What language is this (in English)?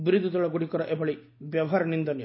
Odia